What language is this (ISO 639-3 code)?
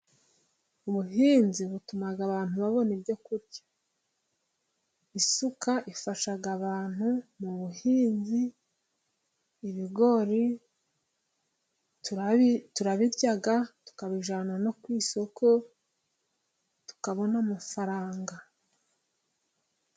kin